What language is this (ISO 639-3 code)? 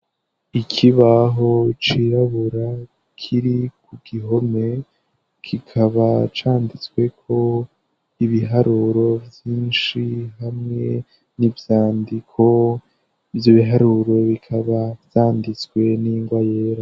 run